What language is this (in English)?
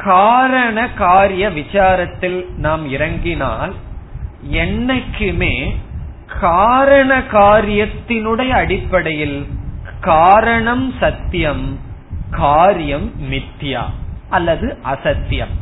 Tamil